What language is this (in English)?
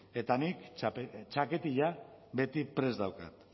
Basque